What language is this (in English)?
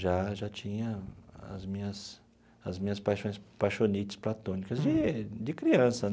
Portuguese